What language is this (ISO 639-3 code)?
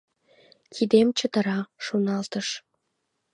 chm